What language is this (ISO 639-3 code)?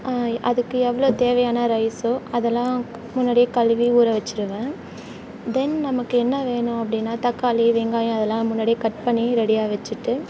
tam